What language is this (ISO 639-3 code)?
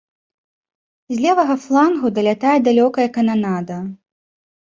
bel